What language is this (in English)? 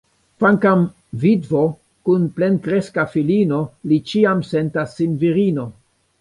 Esperanto